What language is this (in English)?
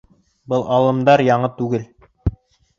Bashkir